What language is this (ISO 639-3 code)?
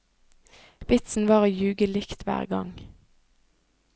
nor